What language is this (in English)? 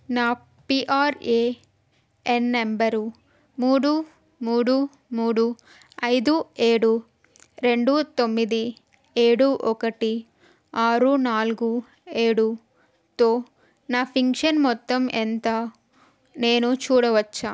Telugu